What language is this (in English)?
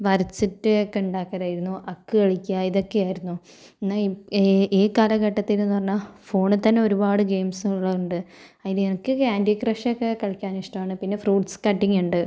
Malayalam